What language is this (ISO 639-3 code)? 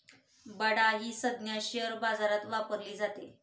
mar